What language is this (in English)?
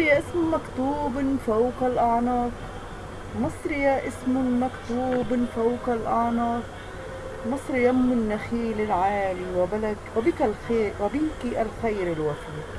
Arabic